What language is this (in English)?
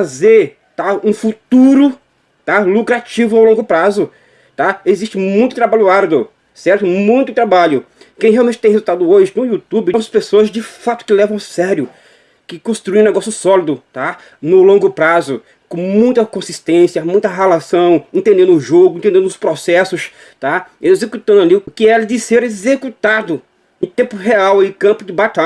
Portuguese